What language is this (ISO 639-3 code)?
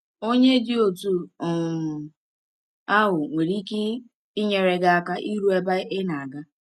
ibo